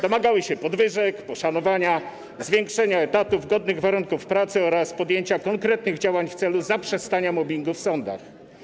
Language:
Polish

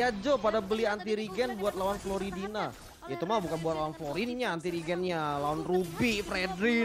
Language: Indonesian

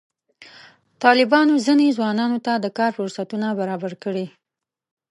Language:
Pashto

